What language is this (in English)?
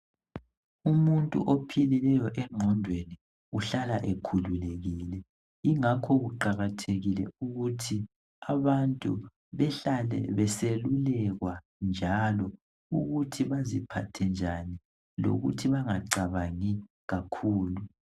North Ndebele